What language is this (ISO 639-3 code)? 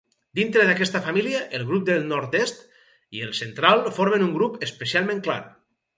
cat